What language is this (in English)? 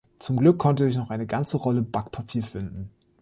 German